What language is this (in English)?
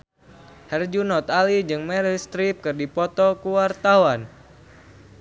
Sundanese